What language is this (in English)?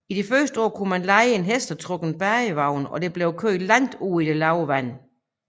Danish